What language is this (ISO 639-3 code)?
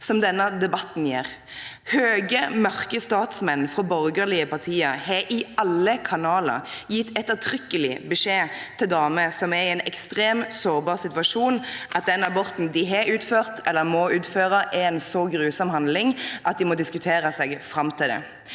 nor